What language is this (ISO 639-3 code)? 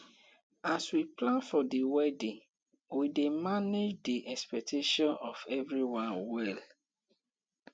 pcm